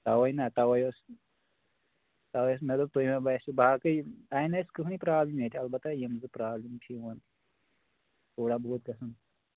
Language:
Kashmiri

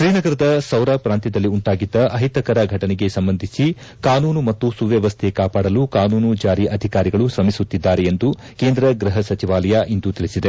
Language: Kannada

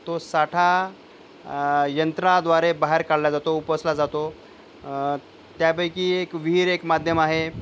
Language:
Marathi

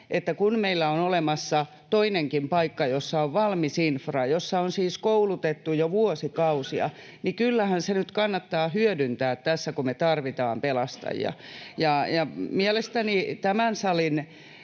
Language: Finnish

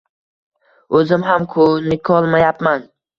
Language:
Uzbek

